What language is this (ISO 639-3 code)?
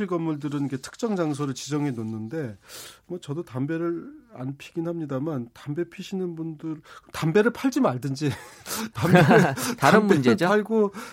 kor